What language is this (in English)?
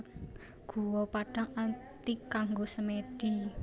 Javanese